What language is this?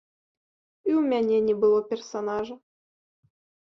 Belarusian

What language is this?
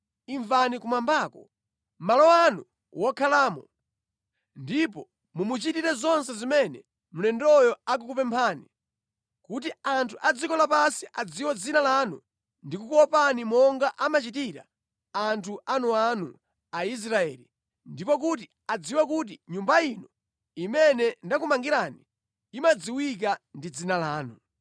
Nyanja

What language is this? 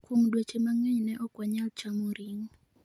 Luo (Kenya and Tanzania)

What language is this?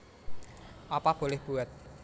Javanese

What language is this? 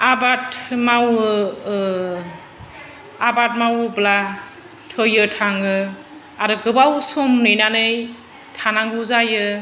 Bodo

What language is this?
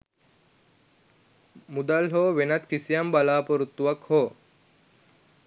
Sinhala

